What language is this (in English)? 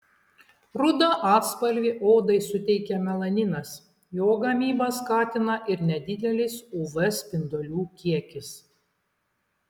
Lithuanian